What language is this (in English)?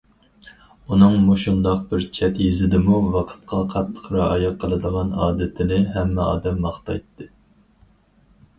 Uyghur